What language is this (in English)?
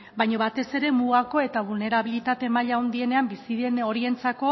Basque